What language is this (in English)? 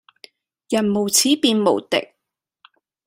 Cantonese